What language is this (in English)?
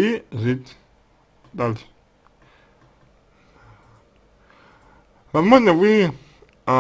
Russian